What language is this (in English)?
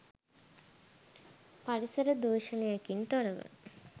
Sinhala